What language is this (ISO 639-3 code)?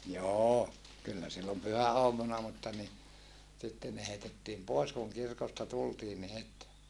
fin